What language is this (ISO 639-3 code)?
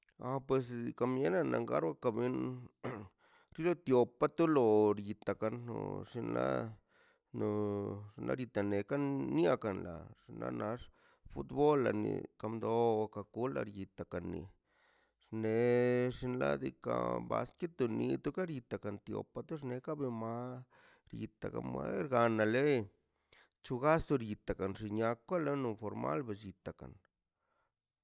zpy